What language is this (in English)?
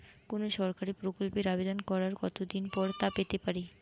Bangla